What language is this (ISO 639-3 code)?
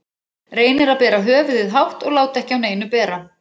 isl